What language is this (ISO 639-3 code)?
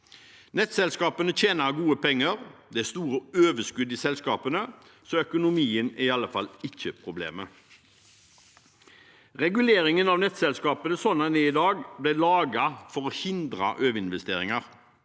nor